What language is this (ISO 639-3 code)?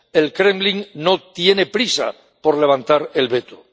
spa